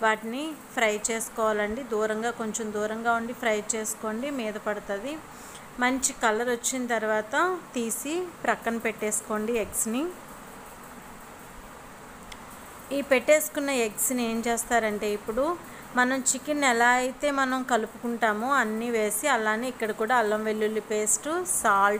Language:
Hindi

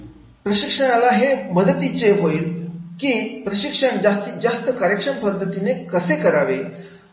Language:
Marathi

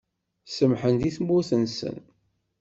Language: Kabyle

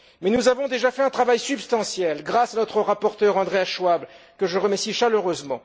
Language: French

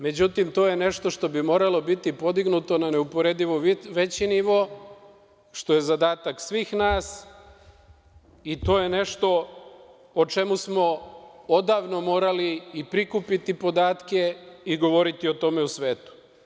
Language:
Serbian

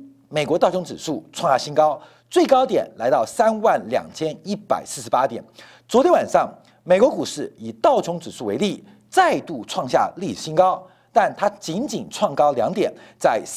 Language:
Chinese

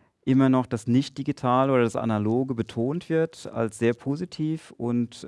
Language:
German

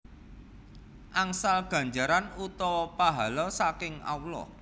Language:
Javanese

